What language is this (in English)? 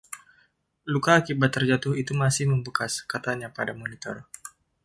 Indonesian